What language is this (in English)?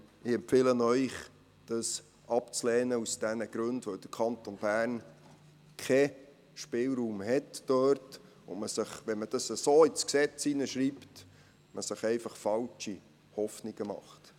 Swiss German